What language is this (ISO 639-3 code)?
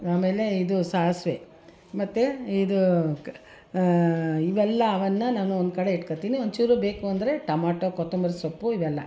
kan